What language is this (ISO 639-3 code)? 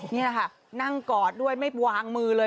tha